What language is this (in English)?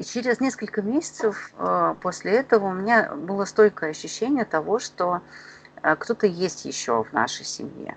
Russian